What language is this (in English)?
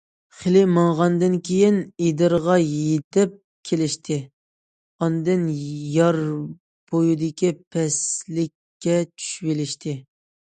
Uyghur